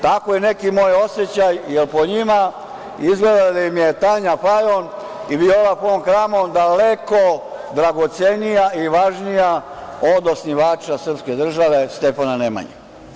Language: Serbian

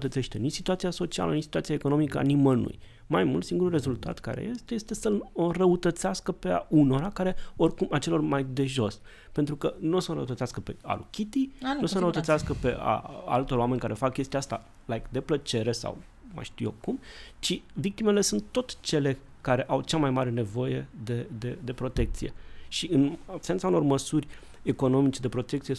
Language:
Romanian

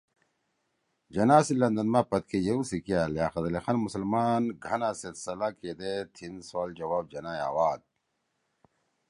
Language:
Torwali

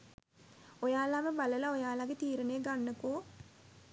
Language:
Sinhala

